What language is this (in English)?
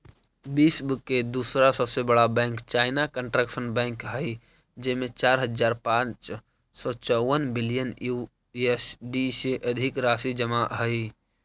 Magahi